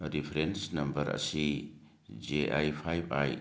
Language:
Manipuri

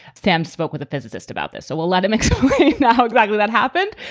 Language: English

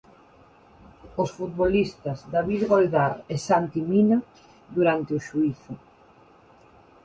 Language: Galician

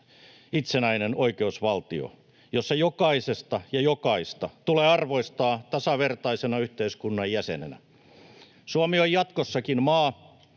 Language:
Finnish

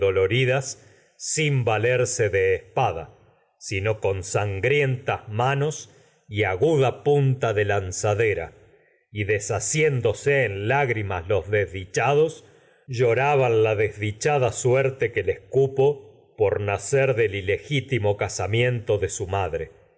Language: Spanish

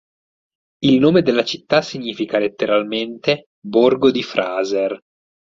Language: Italian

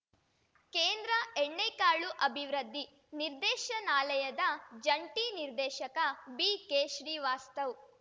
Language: Kannada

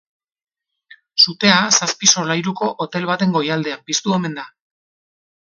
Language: Basque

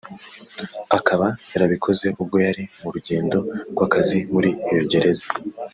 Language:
Kinyarwanda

